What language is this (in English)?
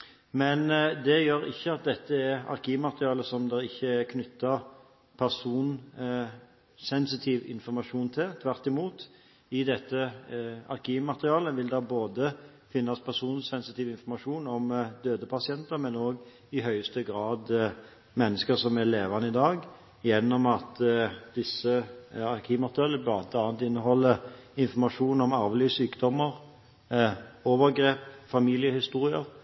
Norwegian Bokmål